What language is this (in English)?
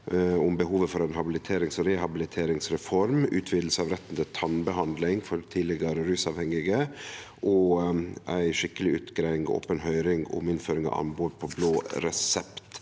Norwegian